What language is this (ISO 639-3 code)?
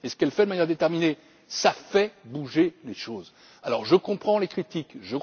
fra